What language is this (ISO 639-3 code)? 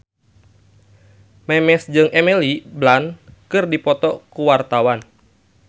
sun